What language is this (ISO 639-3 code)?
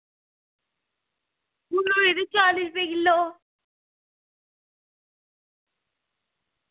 doi